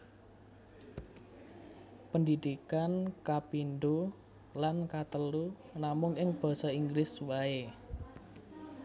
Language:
Javanese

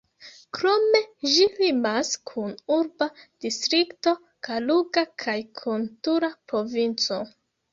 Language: Esperanto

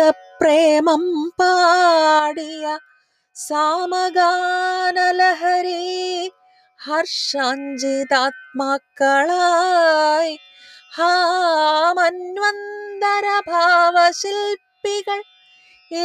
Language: Malayalam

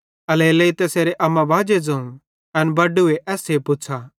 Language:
Bhadrawahi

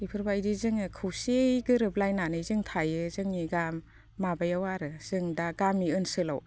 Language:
Bodo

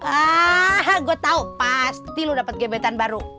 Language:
Indonesian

